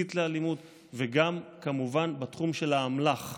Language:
Hebrew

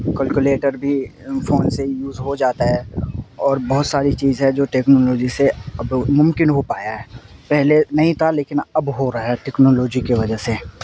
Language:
Urdu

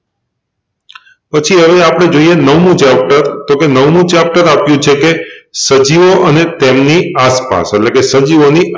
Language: Gujarati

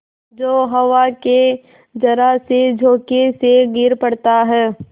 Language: Hindi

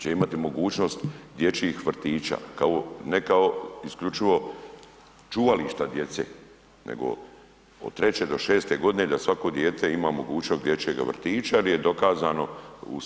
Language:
Croatian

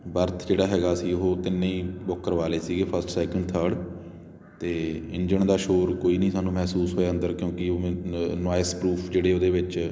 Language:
Punjabi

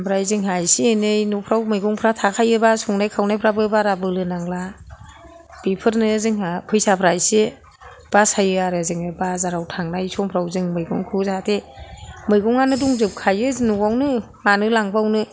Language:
Bodo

